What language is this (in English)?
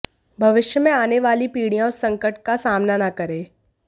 Hindi